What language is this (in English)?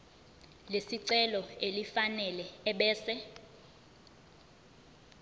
Zulu